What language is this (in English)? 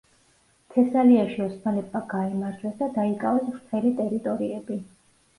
Georgian